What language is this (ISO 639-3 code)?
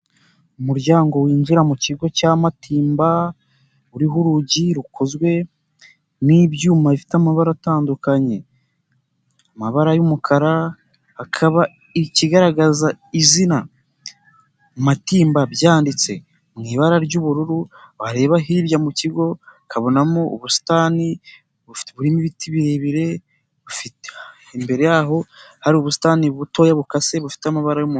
kin